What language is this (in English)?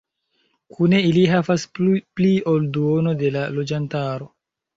Esperanto